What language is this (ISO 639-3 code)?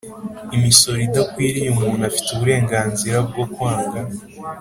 kin